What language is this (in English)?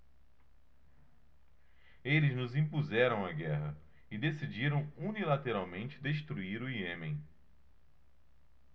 Portuguese